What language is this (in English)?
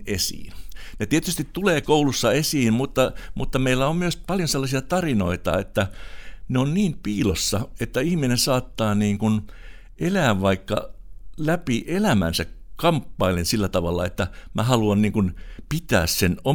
Finnish